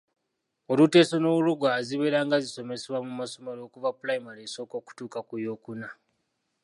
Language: Ganda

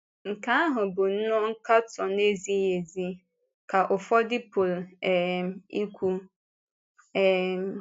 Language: Igbo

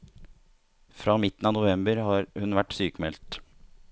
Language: Norwegian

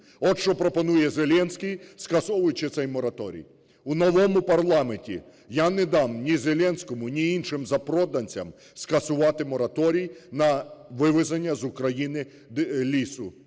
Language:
Ukrainian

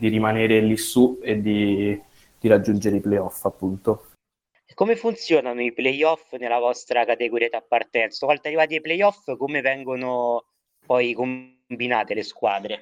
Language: Italian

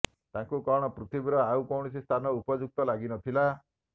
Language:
Odia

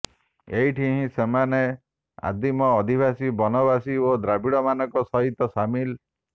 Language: Odia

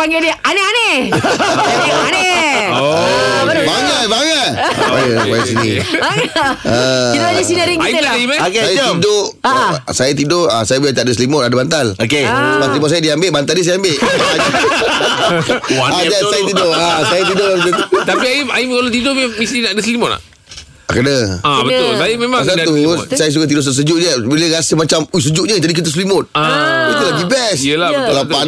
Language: Malay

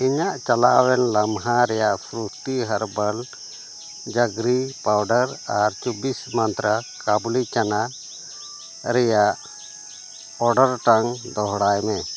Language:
Santali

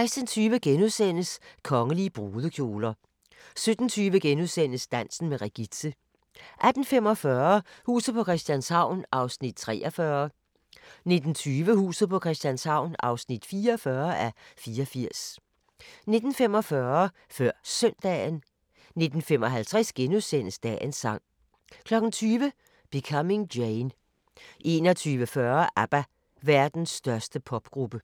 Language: Danish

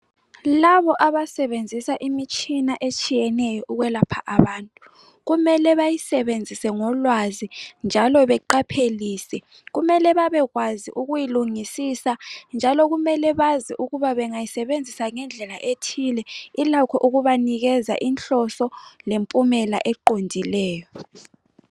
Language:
North Ndebele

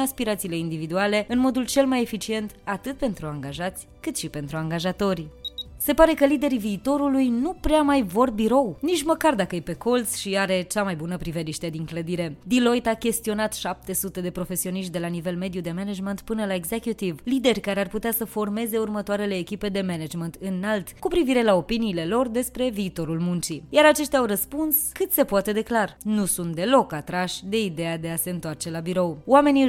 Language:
Romanian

